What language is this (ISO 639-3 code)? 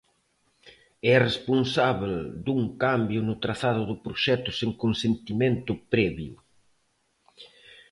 glg